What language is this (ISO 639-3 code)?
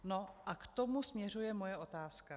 ces